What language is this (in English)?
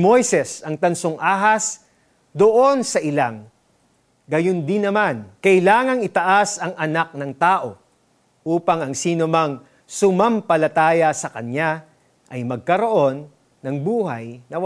Filipino